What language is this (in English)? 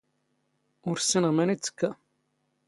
Standard Moroccan Tamazight